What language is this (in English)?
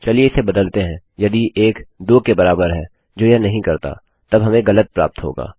Hindi